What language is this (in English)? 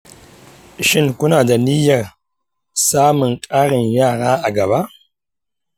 Hausa